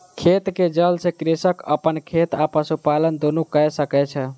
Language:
Maithili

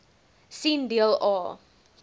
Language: Afrikaans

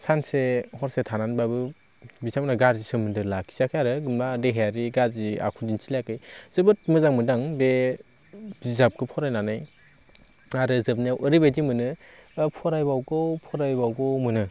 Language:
Bodo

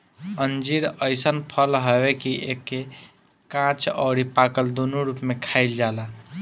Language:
Bhojpuri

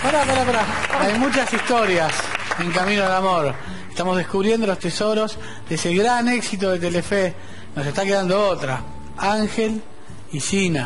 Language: Spanish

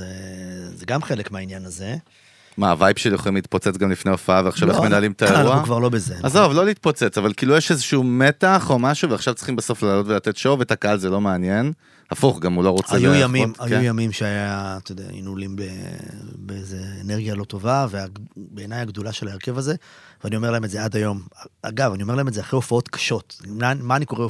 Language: Hebrew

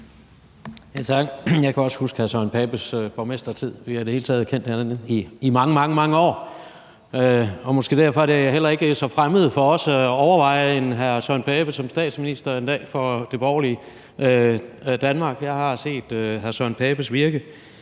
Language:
Danish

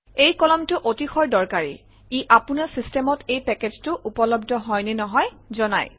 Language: Assamese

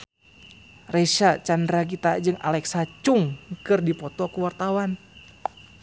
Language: Sundanese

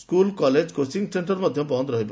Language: Odia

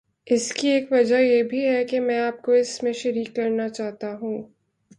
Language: Urdu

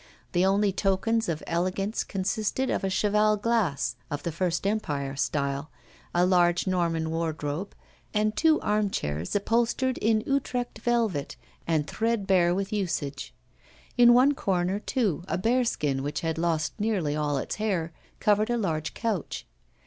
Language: English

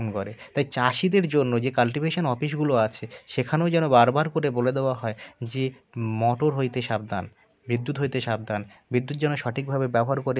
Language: Bangla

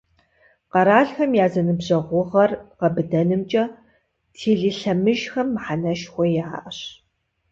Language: Kabardian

